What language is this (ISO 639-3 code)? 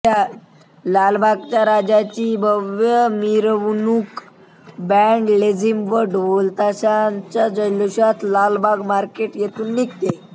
mar